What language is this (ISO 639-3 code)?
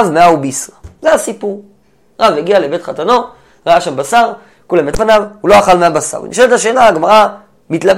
heb